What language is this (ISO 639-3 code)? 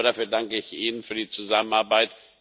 deu